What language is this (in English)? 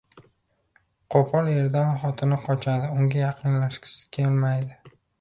Uzbek